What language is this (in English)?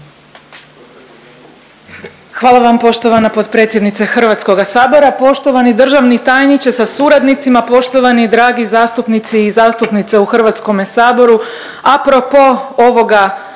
Croatian